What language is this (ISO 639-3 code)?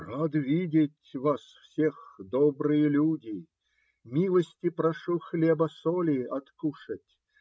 rus